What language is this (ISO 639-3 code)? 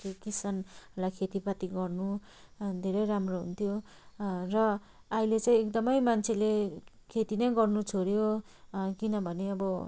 nep